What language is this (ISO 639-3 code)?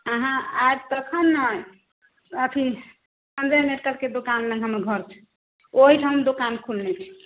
mai